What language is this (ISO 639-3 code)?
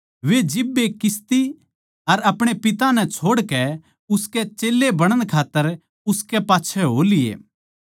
bgc